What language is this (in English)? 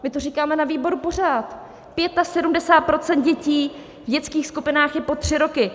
Czech